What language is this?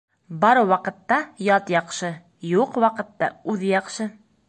Bashkir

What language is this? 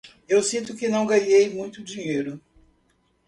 Portuguese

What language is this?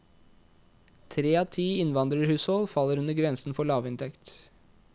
Norwegian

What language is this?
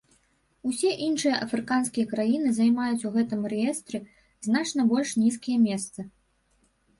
Belarusian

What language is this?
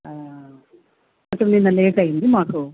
Telugu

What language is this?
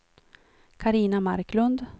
Swedish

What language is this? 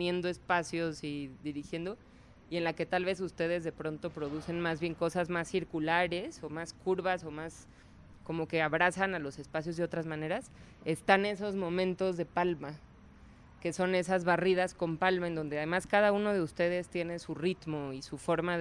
Spanish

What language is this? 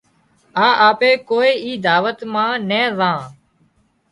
Wadiyara Koli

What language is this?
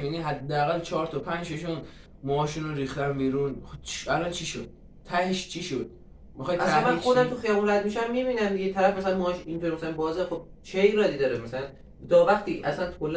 Persian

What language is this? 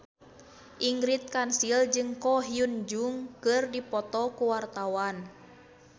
Sundanese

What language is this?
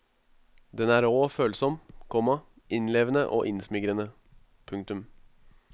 Norwegian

